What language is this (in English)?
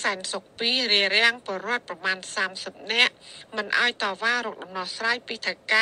Thai